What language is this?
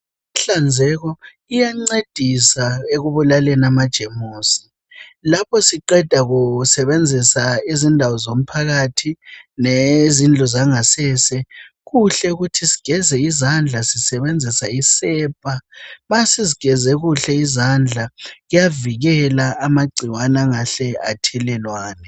North Ndebele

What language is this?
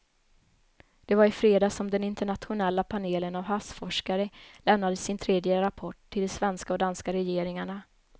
Swedish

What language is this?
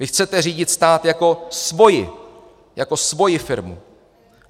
Czech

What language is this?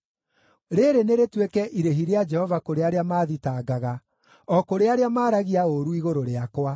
Kikuyu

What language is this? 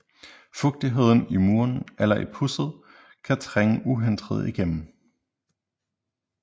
Danish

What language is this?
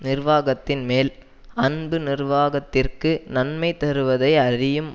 Tamil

